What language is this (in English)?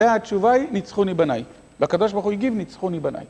Hebrew